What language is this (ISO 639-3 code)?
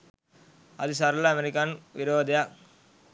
sin